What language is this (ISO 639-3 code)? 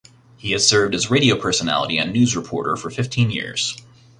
eng